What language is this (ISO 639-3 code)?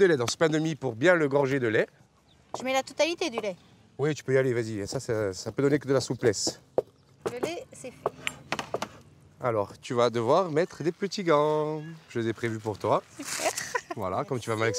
fra